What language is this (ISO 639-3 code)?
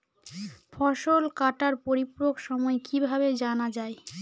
ben